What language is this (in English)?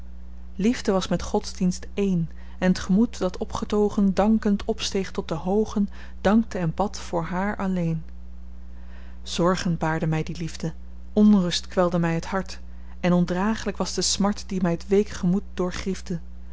Dutch